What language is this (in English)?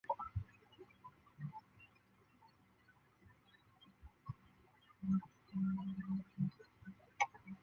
Chinese